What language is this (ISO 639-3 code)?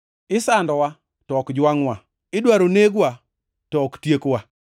luo